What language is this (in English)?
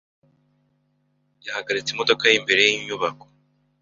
Kinyarwanda